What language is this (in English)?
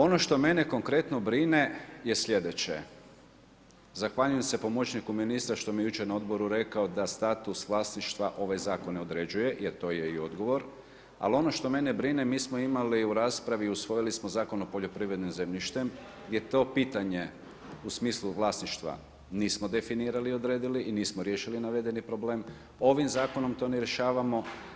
Croatian